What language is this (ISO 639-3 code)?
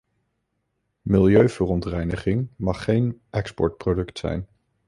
nld